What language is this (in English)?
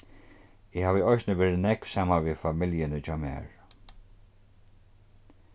Faroese